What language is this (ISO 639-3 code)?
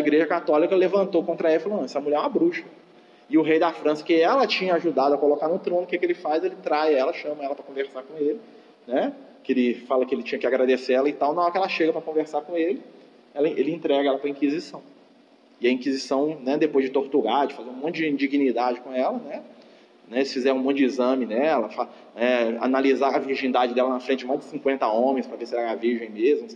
por